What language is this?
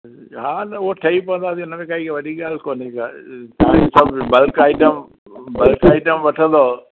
Sindhi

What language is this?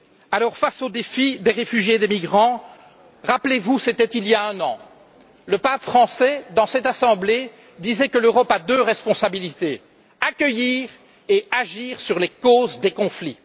French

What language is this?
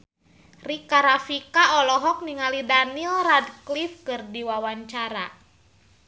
Sundanese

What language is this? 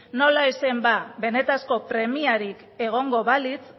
Basque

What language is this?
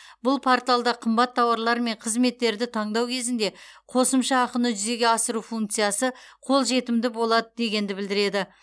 Kazakh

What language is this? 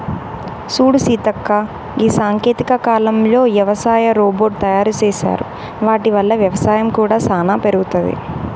Telugu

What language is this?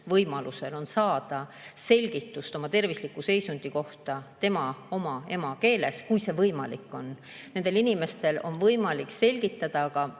Estonian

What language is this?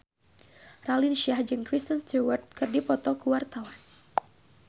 Sundanese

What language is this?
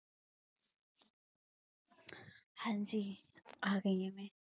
Punjabi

